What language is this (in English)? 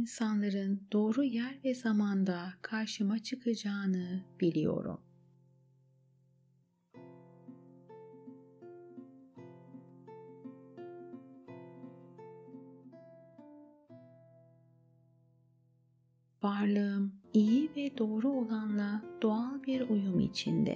Turkish